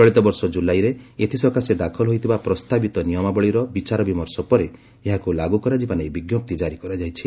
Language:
Odia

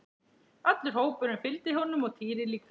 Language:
Icelandic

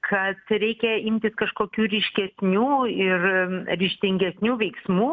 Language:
Lithuanian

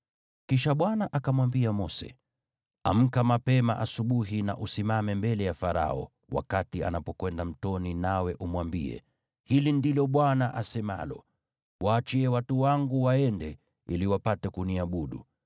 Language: Swahili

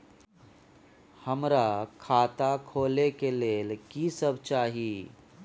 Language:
Maithili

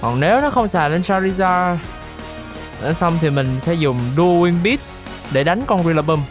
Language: Vietnamese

